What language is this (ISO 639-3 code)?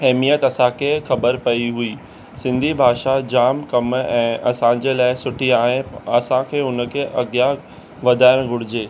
snd